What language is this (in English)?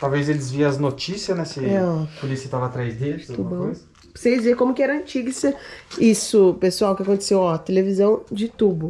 Portuguese